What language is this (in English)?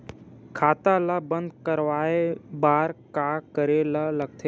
Chhattisgarhi